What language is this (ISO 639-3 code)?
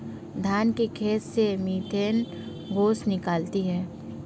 hin